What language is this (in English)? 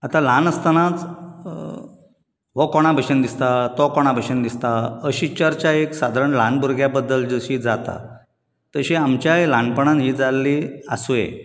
Konkani